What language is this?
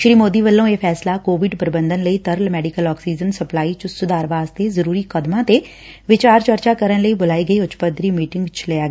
Punjabi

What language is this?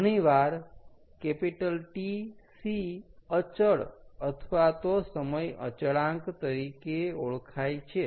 Gujarati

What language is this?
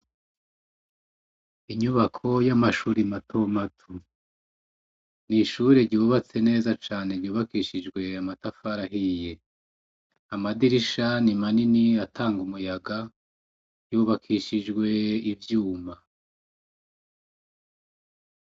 Rundi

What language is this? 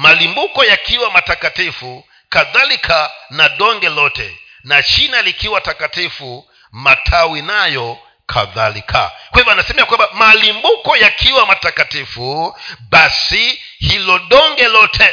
Swahili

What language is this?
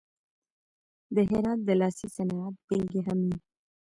Pashto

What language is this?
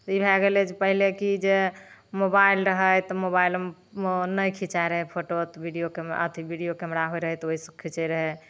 Maithili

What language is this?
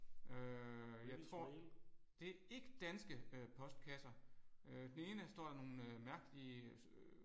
Danish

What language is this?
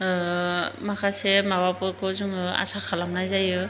Bodo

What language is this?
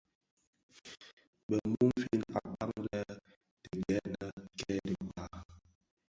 Bafia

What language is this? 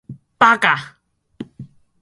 Chinese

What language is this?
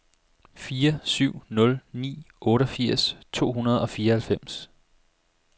Danish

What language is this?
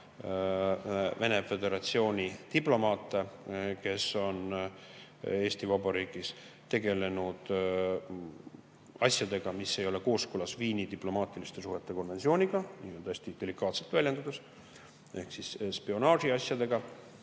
Estonian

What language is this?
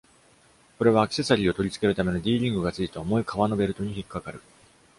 Japanese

